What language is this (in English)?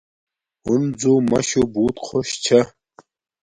Domaaki